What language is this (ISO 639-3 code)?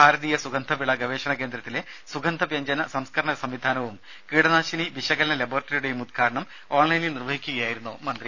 mal